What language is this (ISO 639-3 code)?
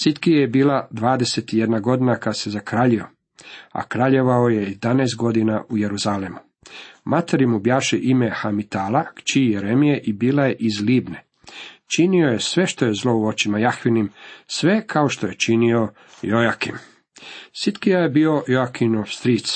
hrv